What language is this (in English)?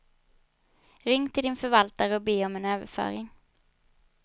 Swedish